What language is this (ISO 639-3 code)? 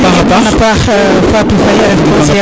srr